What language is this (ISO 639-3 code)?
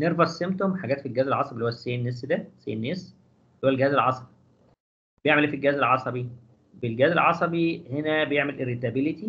ara